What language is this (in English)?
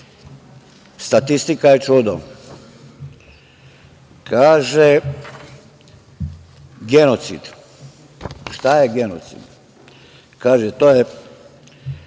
Serbian